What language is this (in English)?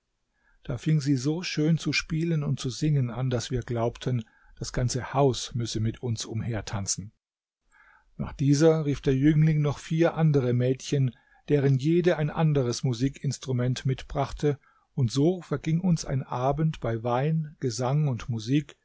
German